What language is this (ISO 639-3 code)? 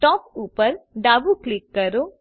guj